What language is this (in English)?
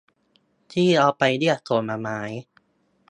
Thai